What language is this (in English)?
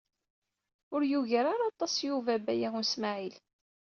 Kabyle